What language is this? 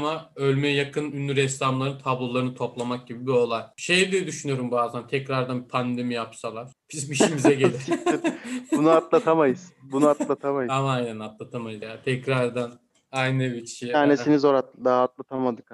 Turkish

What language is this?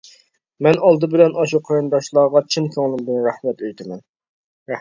Uyghur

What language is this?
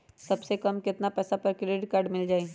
Magahi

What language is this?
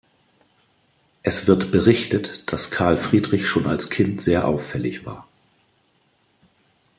German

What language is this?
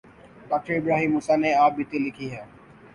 Urdu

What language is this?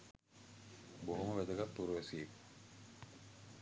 Sinhala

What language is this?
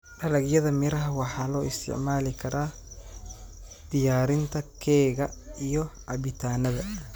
Somali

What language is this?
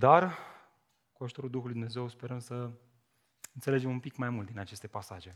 Romanian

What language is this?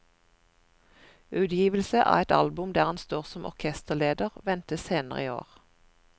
Norwegian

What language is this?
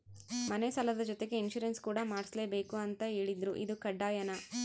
Kannada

